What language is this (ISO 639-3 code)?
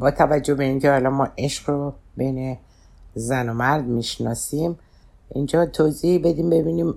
fas